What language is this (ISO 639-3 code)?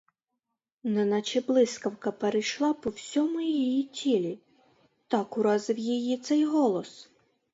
ukr